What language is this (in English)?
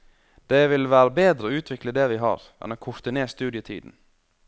Norwegian